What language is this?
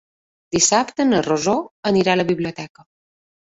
Catalan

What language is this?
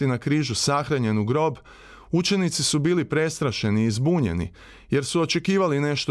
Croatian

